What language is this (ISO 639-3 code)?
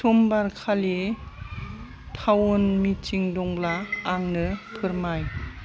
brx